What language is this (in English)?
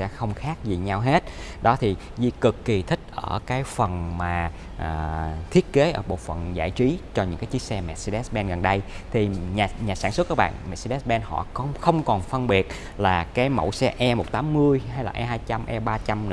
Vietnamese